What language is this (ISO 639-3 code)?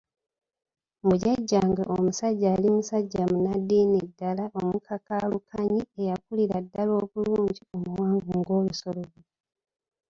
lug